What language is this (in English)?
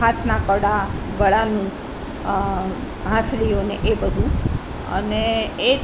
Gujarati